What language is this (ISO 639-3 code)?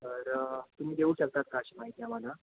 mar